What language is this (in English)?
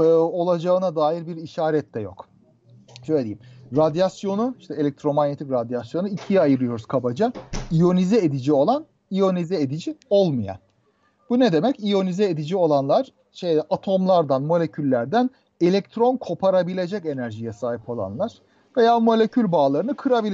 Turkish